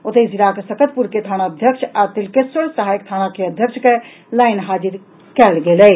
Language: Maithili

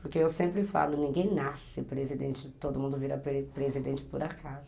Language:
Portuguese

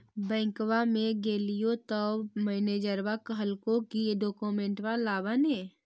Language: Magahi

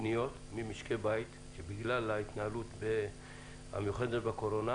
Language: Hebrew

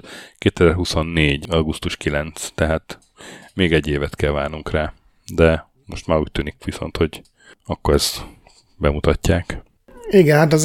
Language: Hungarian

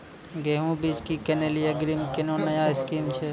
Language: Maithili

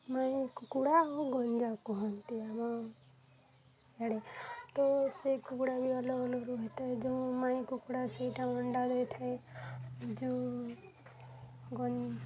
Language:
Odia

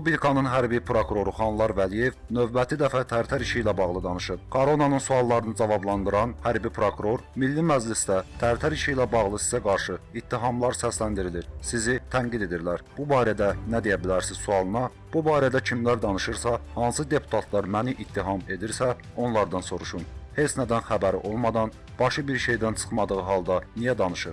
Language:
Turkish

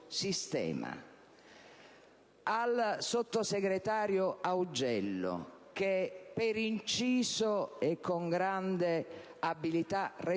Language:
Italian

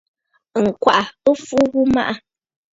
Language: Bafut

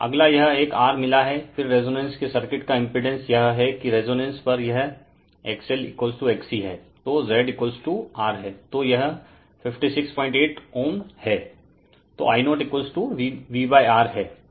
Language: Hindi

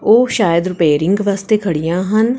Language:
Punjabi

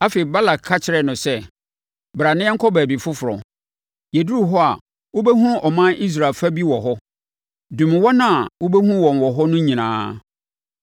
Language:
Akan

